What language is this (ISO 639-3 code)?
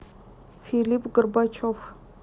rus